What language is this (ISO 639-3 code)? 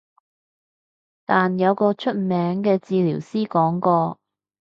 yue